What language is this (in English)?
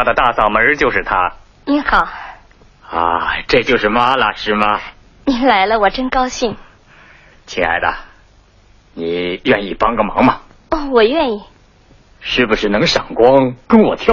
Chinese